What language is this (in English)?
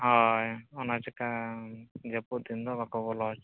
Santali